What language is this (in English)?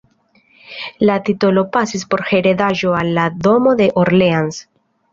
Esperanto